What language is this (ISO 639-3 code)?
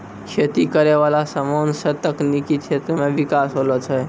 mai